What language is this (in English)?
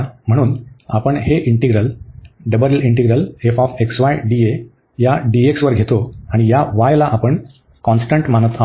Marathi